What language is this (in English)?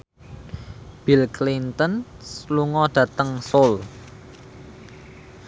Javanese